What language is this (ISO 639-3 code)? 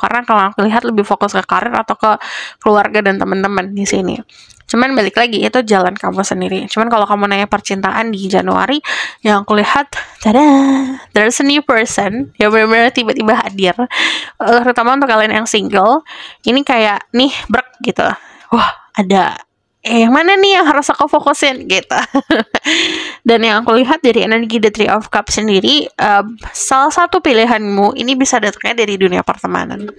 ind